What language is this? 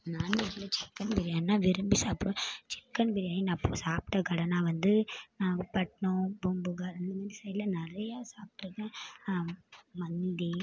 Tamil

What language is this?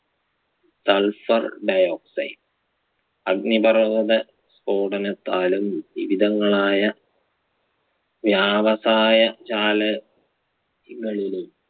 Malayalam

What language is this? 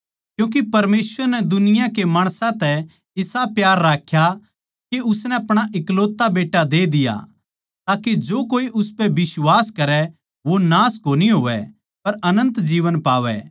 Haryanvi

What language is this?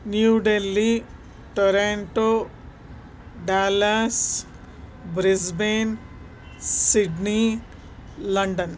Sanskrit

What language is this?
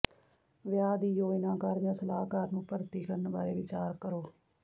Punjabi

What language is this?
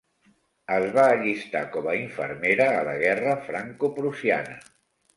Catalan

